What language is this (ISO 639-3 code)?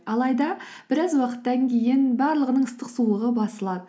kaz